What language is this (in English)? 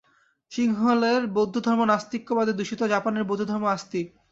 Bangla